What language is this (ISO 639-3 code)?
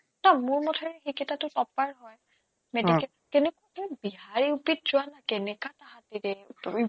asm